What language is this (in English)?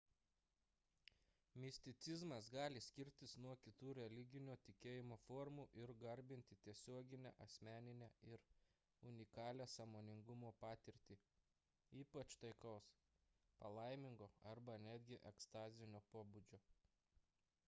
Lithuanian